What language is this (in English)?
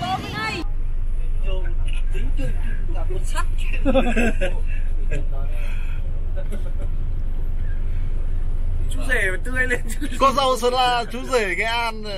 Vietnamese